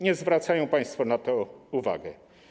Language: Polish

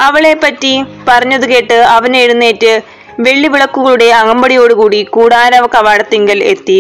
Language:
Malayalam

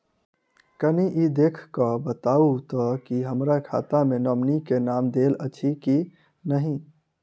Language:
Maithili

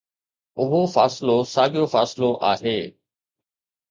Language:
Sindhi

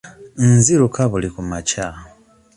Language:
Ganda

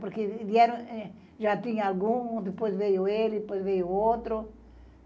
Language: Portuguese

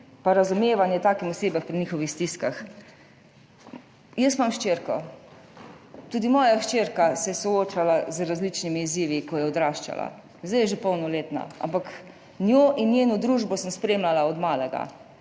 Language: Slovenian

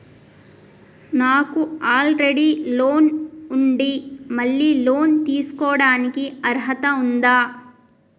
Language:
Telugu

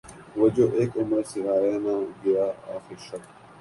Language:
Urdu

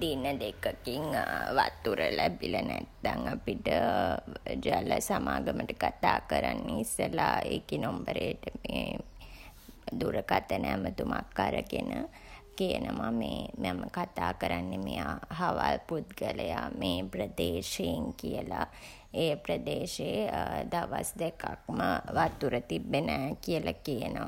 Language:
Sinhala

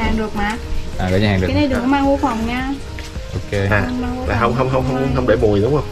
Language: Vietnamese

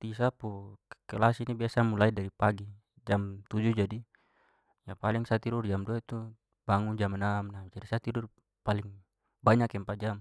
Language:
Papuan Malay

